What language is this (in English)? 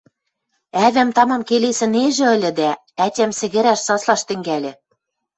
Western Mari